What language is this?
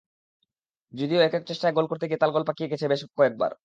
Bangla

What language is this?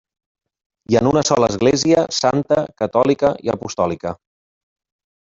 Catalan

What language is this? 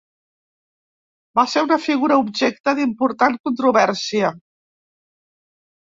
Catalan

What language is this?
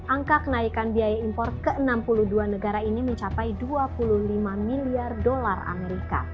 Indonesian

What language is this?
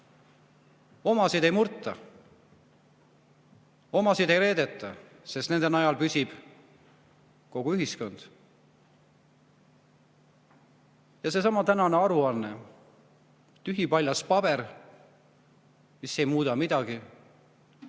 Estonian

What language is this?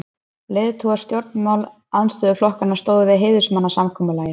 Icelandic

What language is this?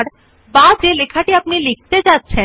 Bangla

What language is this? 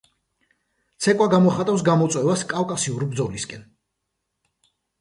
Georgian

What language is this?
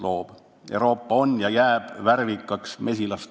Estonian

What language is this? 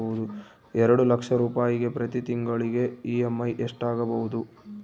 Kannada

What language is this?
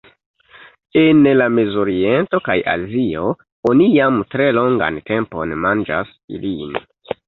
Esperanto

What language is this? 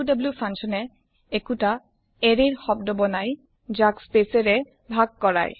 Assamese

